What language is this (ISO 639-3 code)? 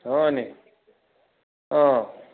asm